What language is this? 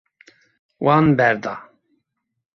Kurdish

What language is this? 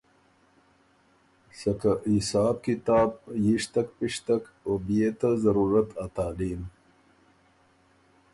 Ormuri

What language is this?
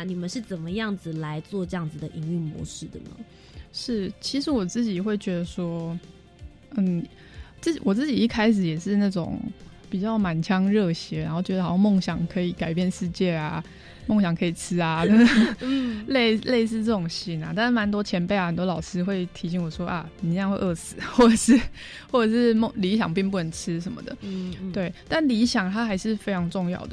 Chinese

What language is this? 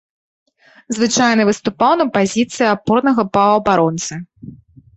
Belarusian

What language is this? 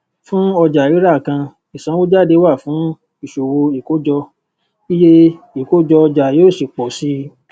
Yoruba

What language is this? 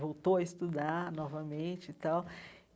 Portuguese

